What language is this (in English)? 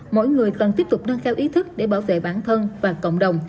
Vietnamese